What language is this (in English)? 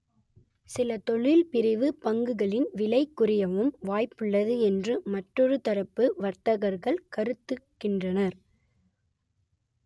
Tamil